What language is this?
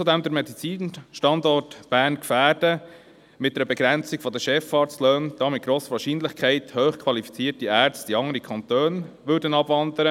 Swiss German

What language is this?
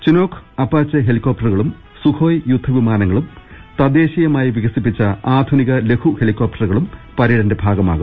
Malayalam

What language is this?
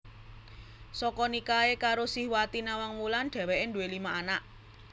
Javanese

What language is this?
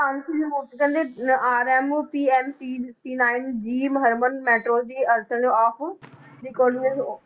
Punjabi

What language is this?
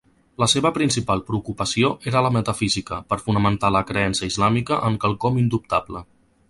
Catalan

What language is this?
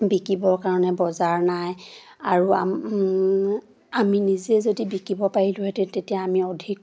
Assamese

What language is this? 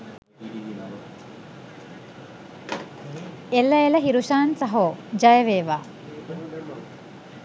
Sinhala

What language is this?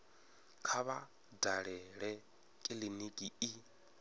Venda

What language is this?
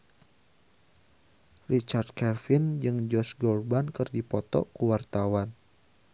Sundanese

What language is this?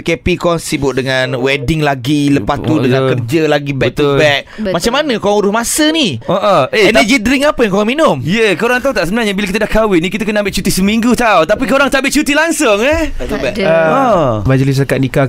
Malay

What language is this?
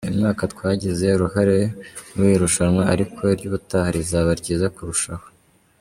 Kinyarwanda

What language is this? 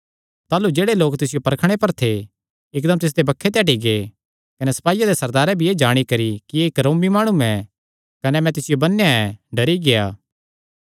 Kangri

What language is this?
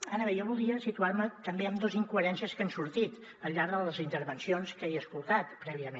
Catalan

